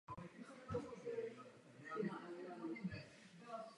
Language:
Czech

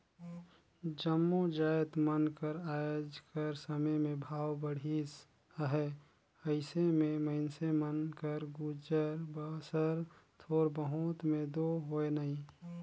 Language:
Chhattisgarhi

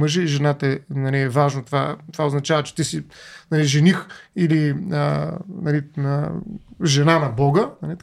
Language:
Bulgarian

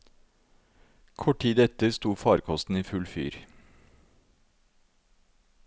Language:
Norwegian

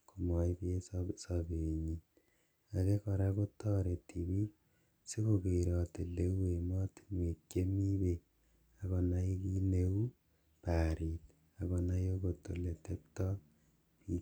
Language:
Kalenjin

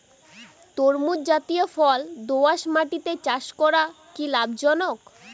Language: Bangla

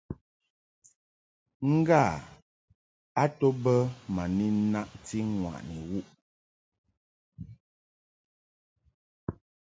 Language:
Mungaka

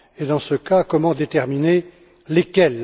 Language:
French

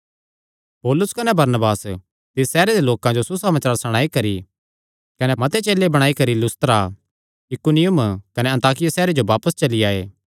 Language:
Kangri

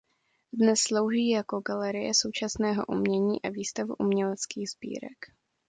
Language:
Czech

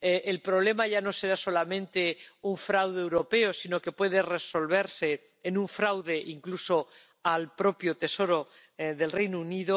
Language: Spanish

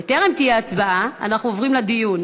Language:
Hebrew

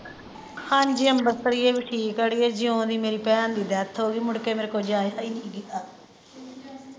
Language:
Punjabi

